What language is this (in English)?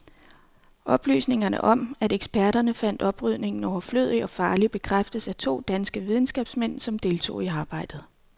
Danish